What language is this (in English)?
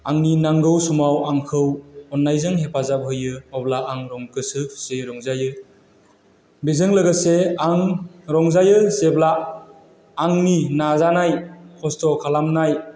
Bodo